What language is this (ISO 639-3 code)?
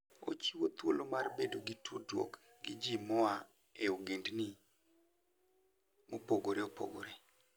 luo